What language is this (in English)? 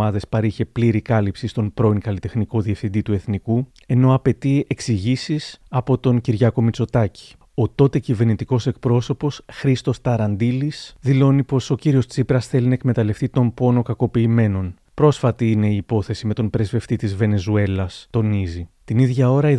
Greek